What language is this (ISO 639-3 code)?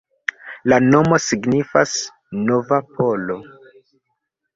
epo